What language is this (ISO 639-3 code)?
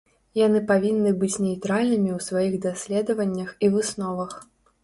bel